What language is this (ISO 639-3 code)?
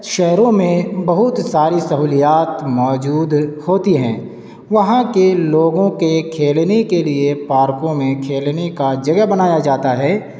urd